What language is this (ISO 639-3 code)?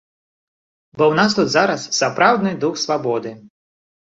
bel